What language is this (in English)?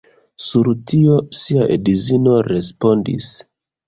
Esperanto